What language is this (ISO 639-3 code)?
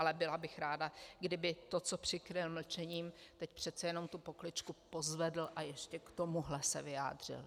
ces